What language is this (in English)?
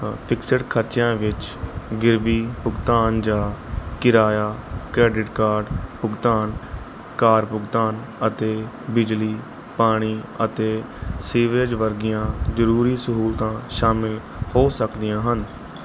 Punjabi